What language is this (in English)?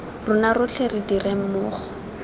Tswana